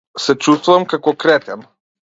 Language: Macedonian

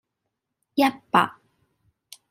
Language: Cantonese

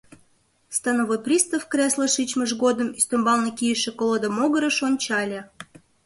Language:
Mari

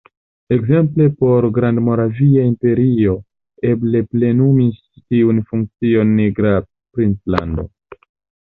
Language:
Esperanto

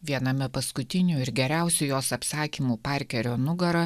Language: Lithuanian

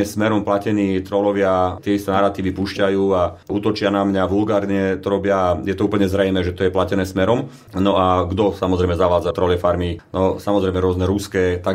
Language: Slovak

